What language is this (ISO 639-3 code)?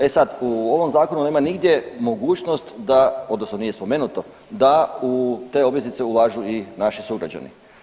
hrv